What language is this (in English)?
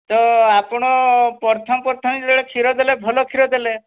Odia